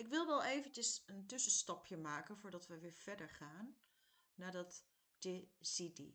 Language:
Dutch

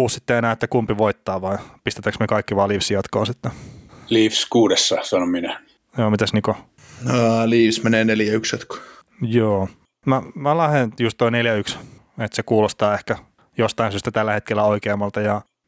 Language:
Finnish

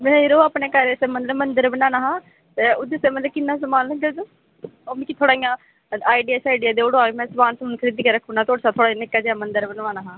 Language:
Dogri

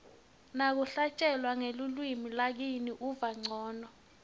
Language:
Swati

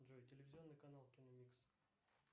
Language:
Russian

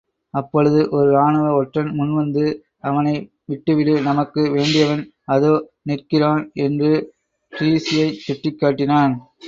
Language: Tamil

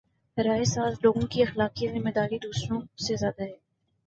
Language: Urdu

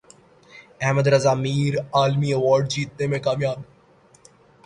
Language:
Urdu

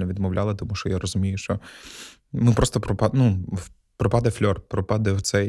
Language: Ukrainian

